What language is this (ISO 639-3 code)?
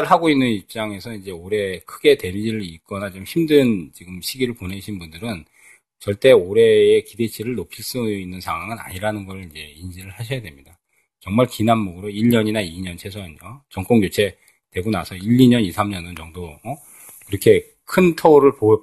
kor